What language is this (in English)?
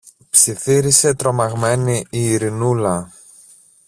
Greek